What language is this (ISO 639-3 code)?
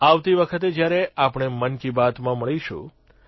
guj